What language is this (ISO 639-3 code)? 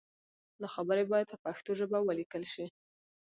pus